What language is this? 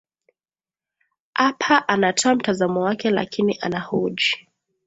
Swahili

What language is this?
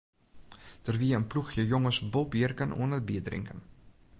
Western Frisian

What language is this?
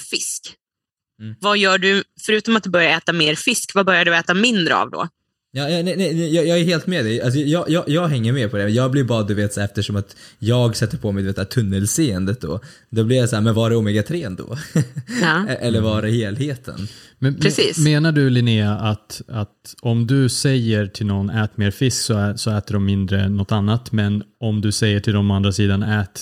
Swedish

